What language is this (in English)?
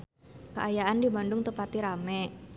Sundanese